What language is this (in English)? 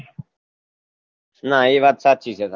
Gujarati